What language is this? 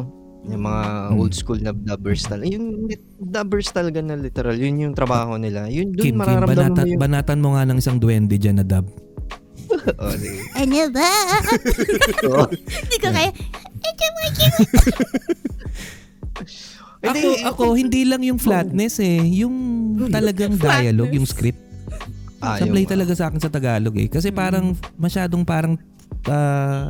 Filipino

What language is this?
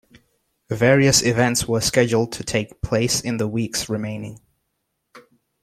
English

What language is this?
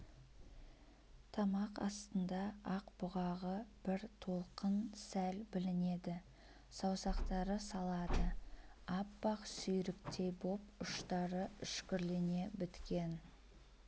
Kazakh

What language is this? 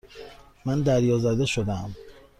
Persian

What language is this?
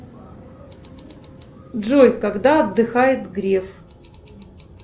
Russian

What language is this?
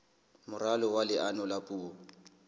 Southern Sotho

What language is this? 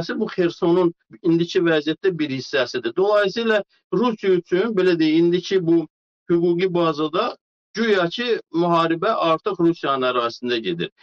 Turkish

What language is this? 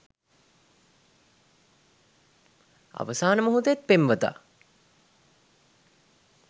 Sinhala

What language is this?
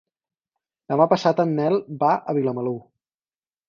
Catalan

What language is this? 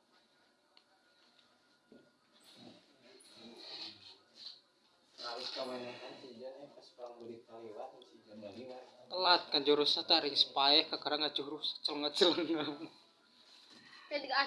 Indonesian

